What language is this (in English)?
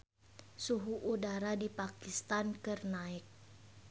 Sundanese